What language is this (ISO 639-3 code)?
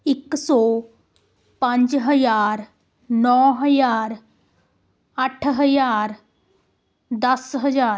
pan